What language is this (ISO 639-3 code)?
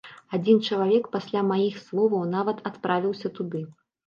bel